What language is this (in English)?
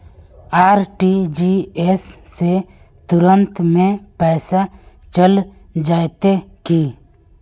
Magahi